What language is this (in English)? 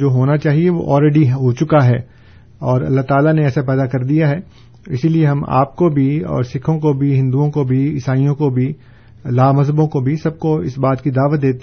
Urdu